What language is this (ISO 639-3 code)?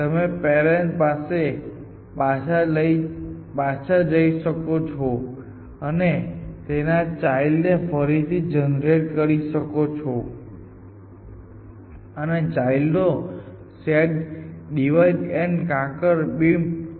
guj